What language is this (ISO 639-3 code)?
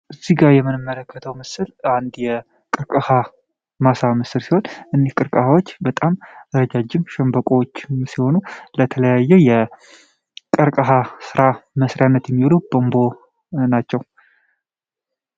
amh